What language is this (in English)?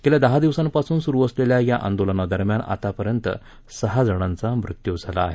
Marathi